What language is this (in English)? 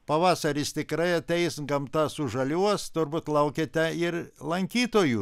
Lithuanian